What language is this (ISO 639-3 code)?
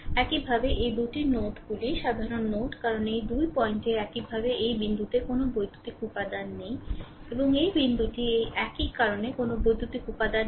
ben